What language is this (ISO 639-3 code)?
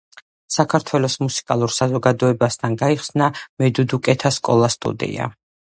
kat